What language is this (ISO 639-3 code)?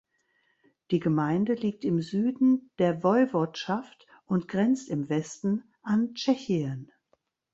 deu